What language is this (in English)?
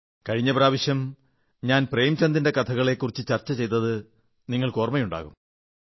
Malayalam